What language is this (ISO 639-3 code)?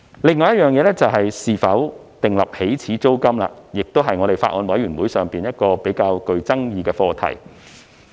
yue